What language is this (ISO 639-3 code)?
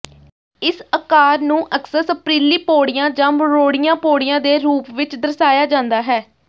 pan